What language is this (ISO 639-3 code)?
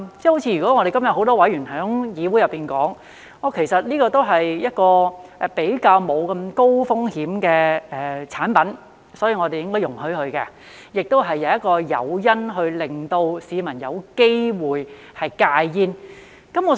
yue